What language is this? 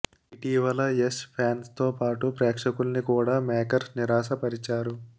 Telugu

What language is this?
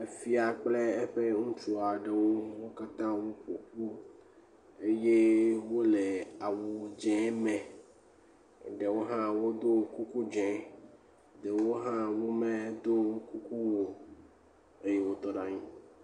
Ewe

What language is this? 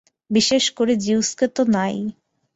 Bangla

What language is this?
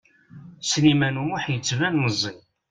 Kabyle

